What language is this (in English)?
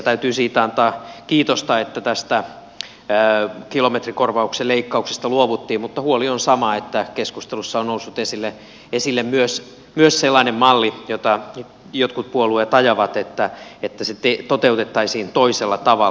Finnish